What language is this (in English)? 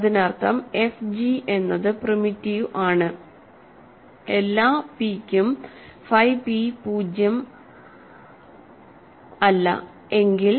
Malayalam